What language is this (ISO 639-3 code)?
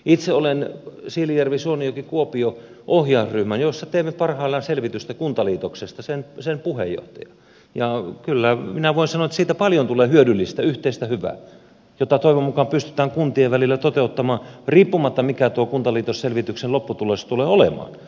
fin